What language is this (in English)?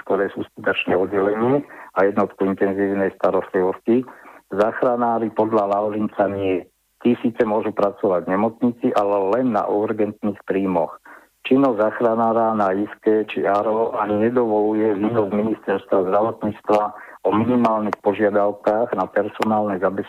Slovak